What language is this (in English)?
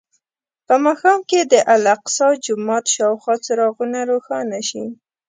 Pashto